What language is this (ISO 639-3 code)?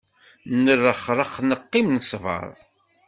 kab